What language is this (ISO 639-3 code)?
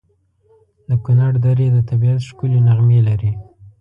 pus